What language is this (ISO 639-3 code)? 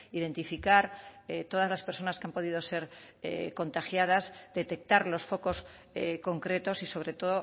spa